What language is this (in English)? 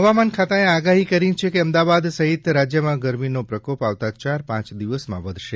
Gujarati